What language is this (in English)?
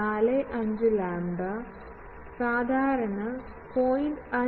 Malayalam